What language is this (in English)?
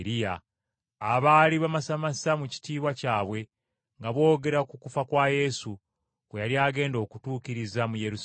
Ganda